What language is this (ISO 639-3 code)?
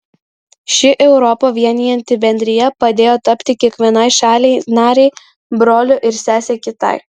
lit